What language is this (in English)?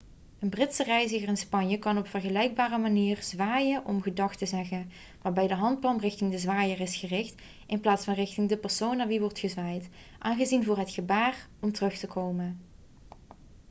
Dutch